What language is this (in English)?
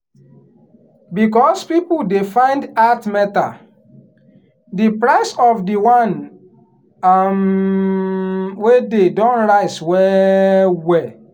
Nigerian Pidgin